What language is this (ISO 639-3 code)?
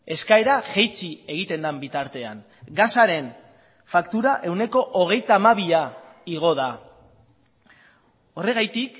eus